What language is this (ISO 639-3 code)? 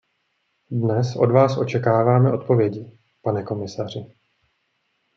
ces